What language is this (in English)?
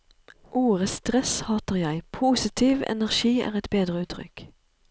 Norwegian